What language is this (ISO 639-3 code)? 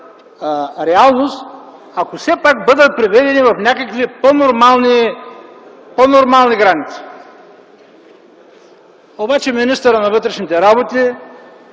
bul